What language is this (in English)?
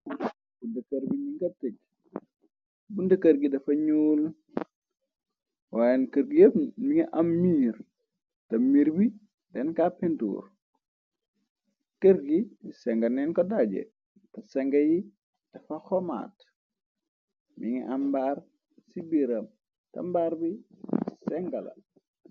Wolof